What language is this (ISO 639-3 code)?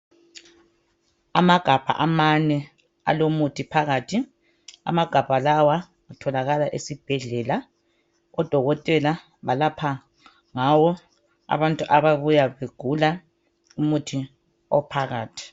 nde